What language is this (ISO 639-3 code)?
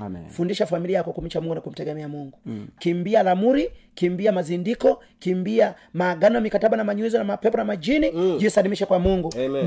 swa